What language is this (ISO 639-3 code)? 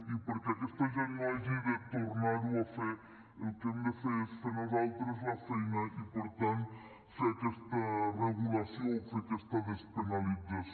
cat